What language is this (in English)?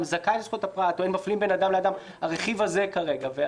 Hebrew